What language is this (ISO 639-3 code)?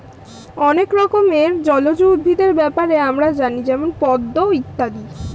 ben